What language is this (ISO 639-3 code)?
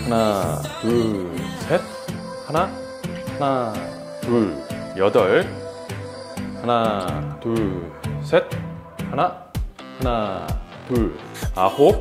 kor